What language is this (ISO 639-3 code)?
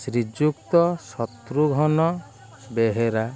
ori